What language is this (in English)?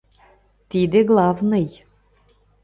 Mari